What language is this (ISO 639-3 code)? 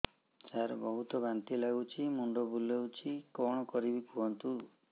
ori